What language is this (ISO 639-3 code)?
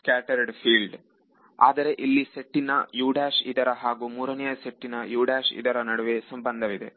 kan